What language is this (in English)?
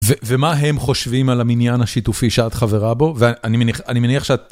Hebrew